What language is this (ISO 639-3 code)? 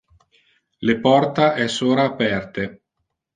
ina